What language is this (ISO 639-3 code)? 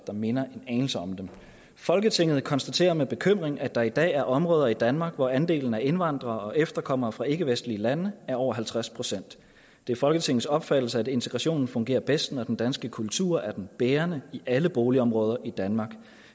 dan